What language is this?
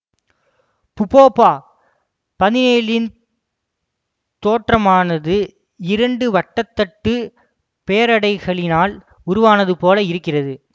Tamil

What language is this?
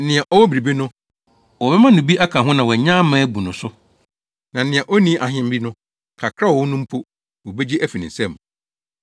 Akan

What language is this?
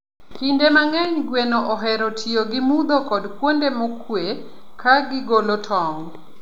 Luo (Kenya and Tanzania)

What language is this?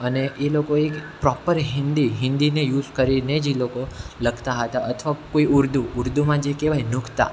Gujarati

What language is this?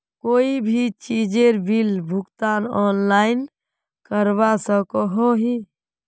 Magahi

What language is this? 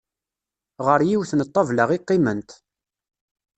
Kabyle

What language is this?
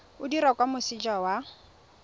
Tswana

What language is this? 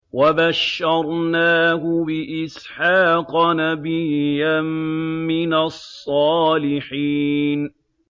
Arabic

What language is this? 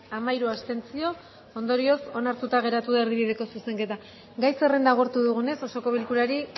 Basque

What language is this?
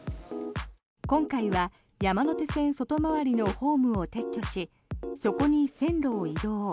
Japanese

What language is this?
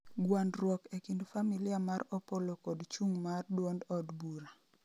Luo (Kenya and Tanzania)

